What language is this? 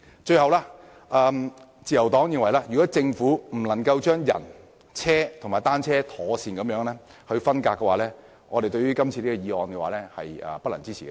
Cantonese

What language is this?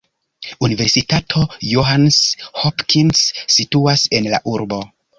Esperanto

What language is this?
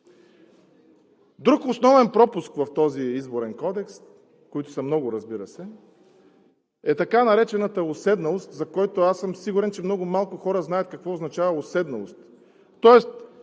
Bulgarian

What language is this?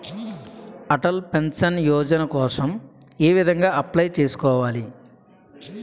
Telugu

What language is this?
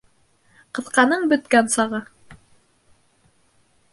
Bashkir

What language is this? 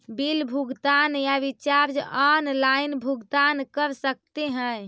Magahi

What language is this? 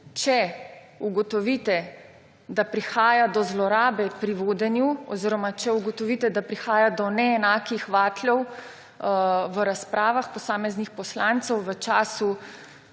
Slovenian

